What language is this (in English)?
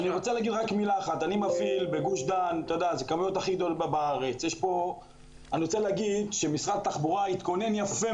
Hebrew